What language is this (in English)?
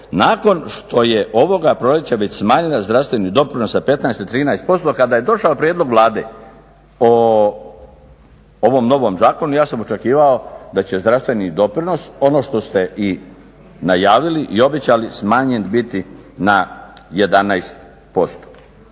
Croatian